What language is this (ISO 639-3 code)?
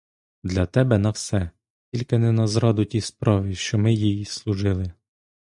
ukr